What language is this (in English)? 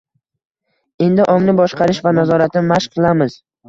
Uzbek